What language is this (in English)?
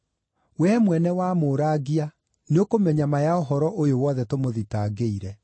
Kikuyu